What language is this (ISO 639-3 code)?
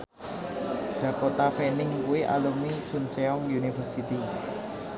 jav